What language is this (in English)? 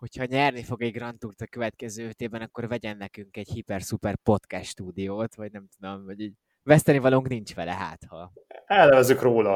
Hungarian